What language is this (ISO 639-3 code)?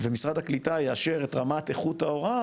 heb